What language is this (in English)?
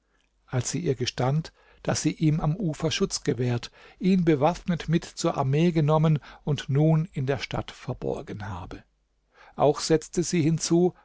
German